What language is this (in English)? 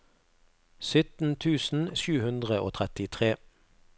Norwegian